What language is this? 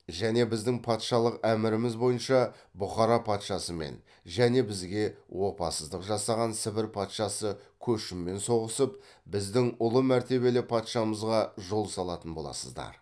Kazakh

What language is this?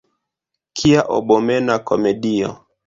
Esperanto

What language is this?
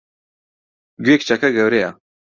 Central Kurdish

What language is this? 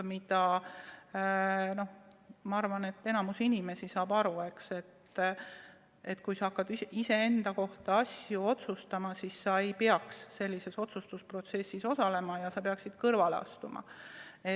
Estonian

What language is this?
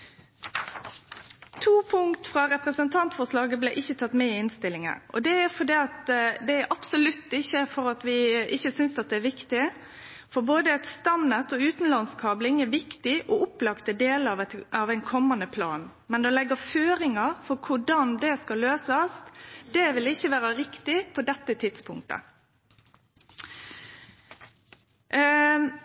Norwegian Nynorsk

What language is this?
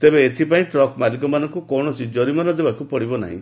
Odia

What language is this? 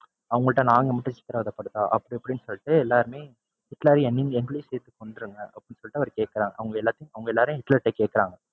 Tamil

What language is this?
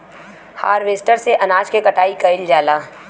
Bhojpuri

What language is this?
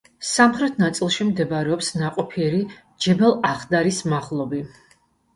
Georgian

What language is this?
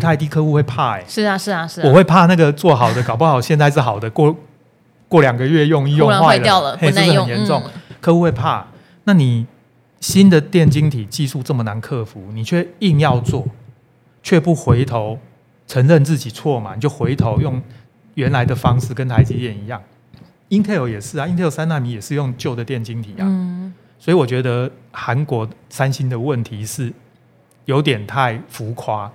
Chinese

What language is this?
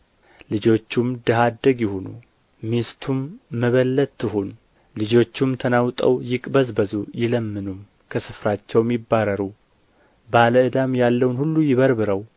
Amharic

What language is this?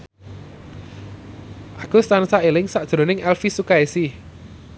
Javanese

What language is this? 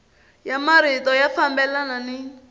Tsonga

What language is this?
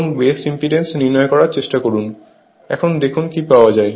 Bangla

